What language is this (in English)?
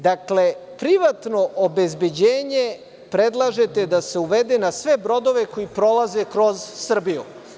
Serbian